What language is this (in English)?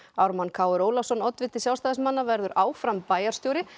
Icelandic